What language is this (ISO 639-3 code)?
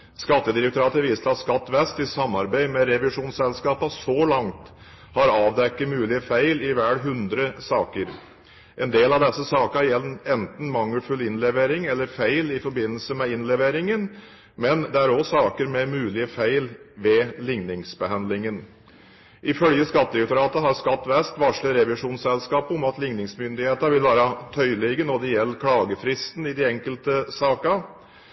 nob